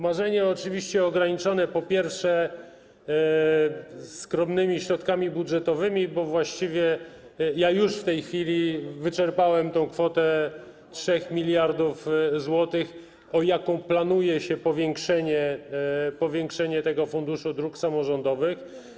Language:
Polish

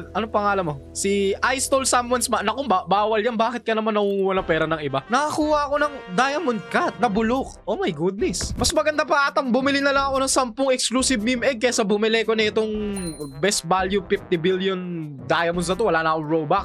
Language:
Filipino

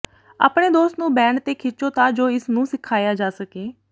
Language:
Punjabi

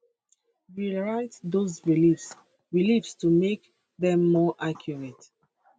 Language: Nigerian Pidgin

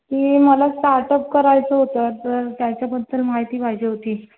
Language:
Marathi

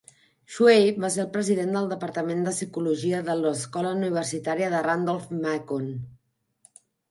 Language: Catalan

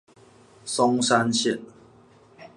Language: Chinese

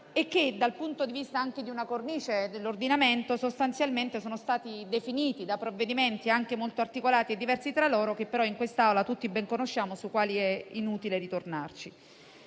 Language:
Italian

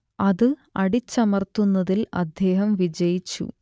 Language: Malayalam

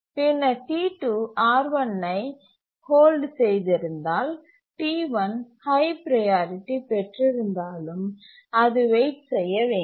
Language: Tamil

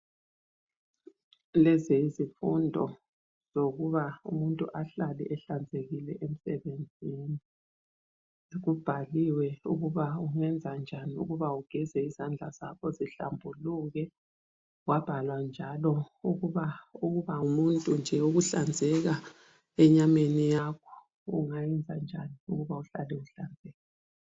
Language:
North Ndebele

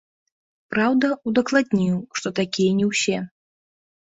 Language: Belarusian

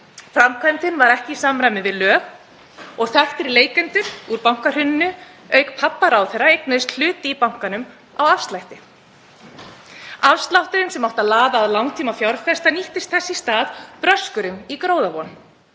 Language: Icelandic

